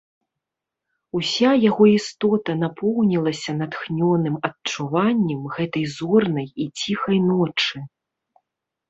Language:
Belarusian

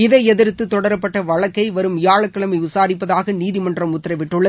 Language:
Tamil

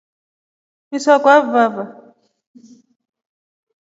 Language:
Rombo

